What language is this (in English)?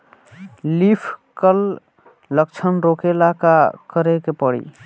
Bhojpuri